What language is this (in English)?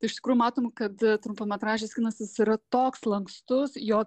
Lithuanian